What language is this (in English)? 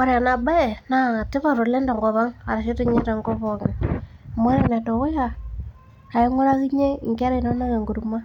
Masai